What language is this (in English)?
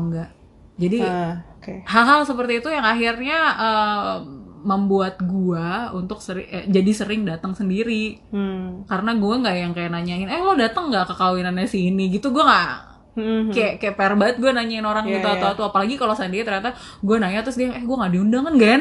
Indonesian